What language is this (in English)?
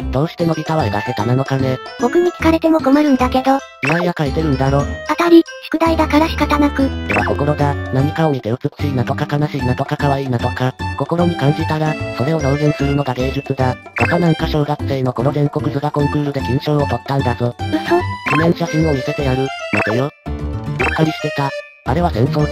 Japanese